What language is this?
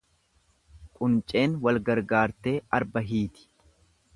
Oromo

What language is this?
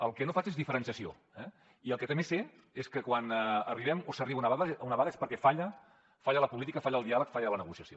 Catalan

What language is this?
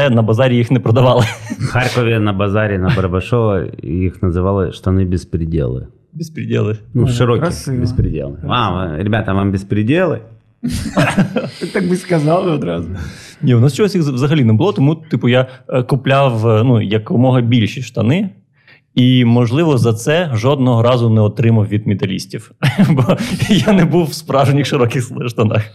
Ukrainian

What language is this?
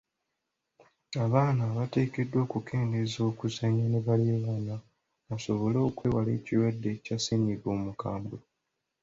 Ganda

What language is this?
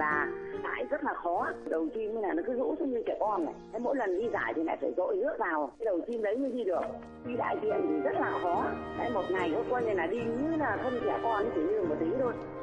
Vietnamese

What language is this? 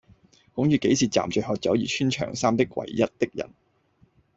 Cantonese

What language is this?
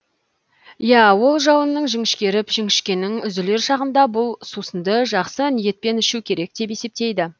Kazakh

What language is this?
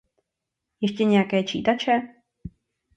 Czech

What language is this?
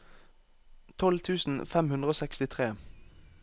Norwegian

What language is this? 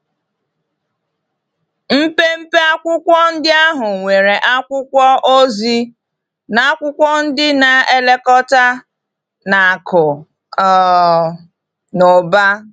Igbo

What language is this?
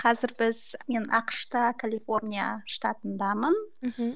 Kazakh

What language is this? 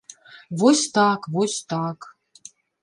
Belarusian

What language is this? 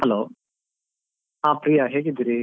Kannada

